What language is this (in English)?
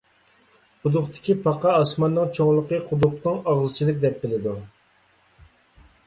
Uyghur